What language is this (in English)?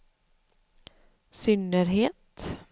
Swedish